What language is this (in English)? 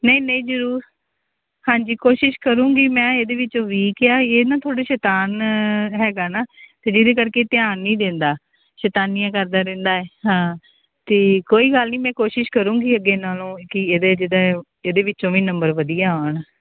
Punjabi